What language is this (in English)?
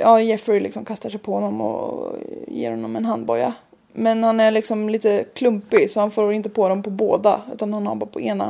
Swedish